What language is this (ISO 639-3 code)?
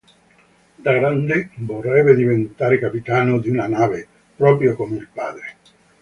ita